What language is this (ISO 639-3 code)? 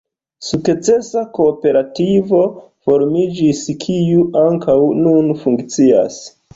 epo